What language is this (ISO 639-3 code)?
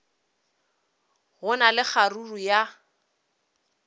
nso